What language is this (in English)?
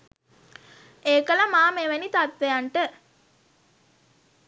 Sinhala